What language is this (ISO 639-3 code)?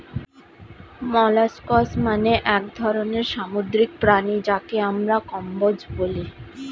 ben